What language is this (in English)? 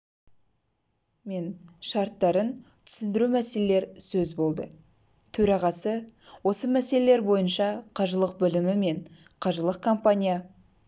Kazakh